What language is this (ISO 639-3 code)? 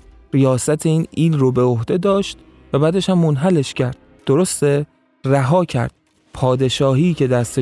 fas